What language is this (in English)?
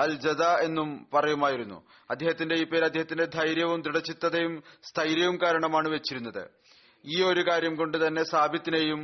Malayalam